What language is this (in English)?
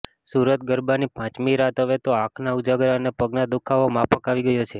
Gujarati